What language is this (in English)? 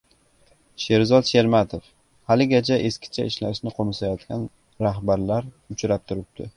Uzbek